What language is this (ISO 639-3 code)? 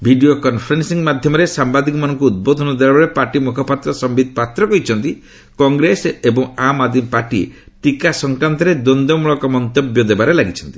ori